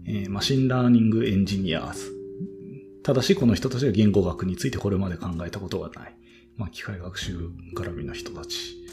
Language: Japanese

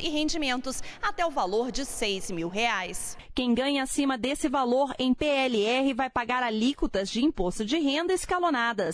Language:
Portuguese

